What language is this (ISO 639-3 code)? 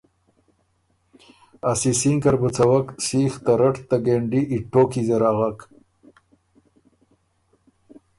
oru